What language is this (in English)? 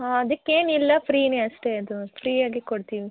Kannada